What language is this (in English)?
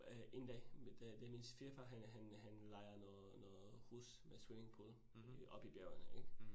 Danish